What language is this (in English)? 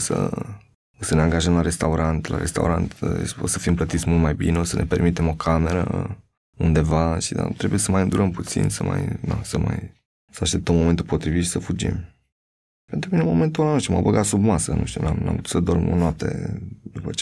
Romanian